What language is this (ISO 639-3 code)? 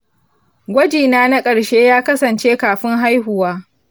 hau